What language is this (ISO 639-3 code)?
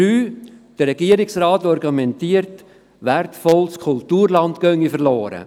gsw